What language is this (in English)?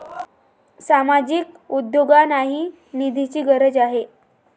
Marathi